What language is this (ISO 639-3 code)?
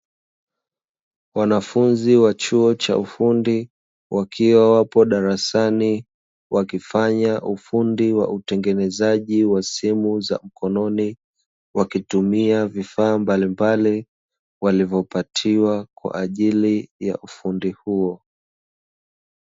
swa